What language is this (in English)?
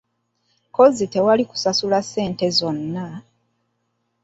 Ganda